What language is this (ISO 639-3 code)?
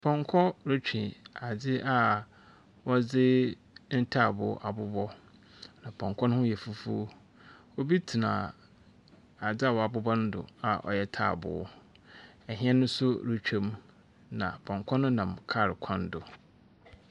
aka